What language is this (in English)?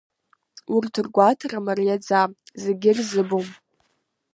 Abkhazian